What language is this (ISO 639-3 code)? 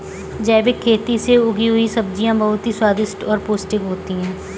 hin